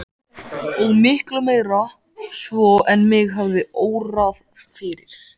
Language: Icelandic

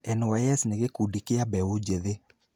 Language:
Kikuyu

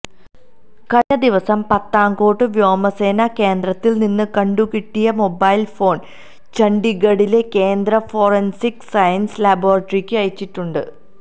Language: Malayalam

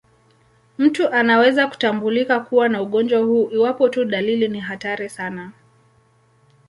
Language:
Swahili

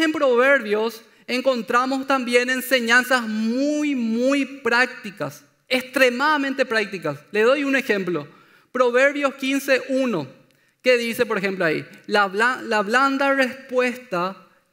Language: Spanish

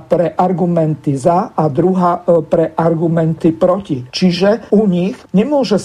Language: Slovak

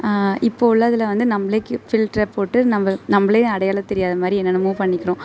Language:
Tamil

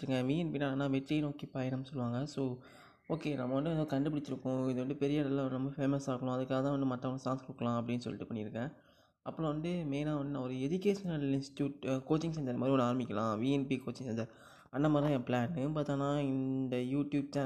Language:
Tamil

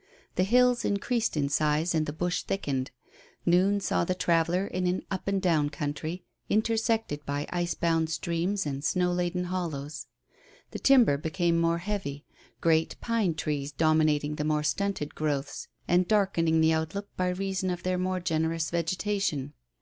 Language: English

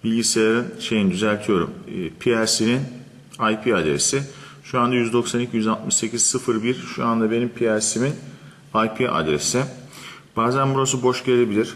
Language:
Turkish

